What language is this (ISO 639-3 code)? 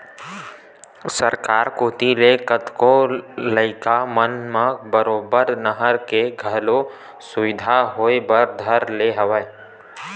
hne